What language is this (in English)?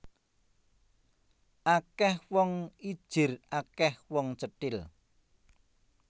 Javanese